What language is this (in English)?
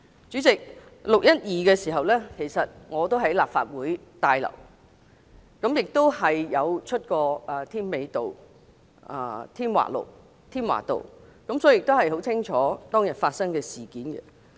Cantonese